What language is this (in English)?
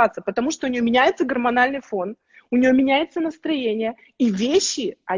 Russian